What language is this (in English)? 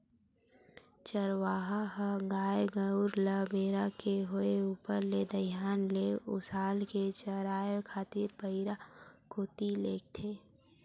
Chhattisgarhi